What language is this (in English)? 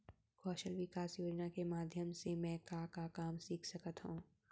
Chhattisgarhi